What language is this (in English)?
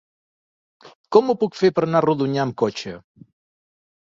Catalan